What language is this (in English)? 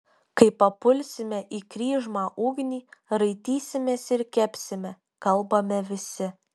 Lithuanian